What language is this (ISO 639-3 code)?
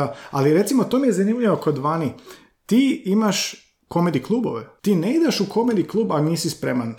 hrv